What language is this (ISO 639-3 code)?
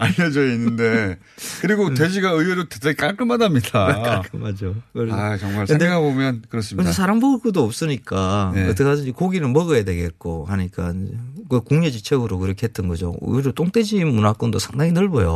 kor